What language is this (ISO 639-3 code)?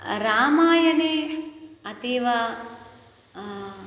san